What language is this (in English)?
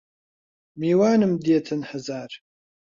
Central Kurdish